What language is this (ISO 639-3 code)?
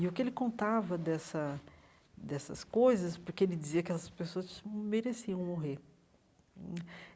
por